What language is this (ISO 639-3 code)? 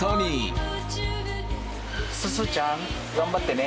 jpn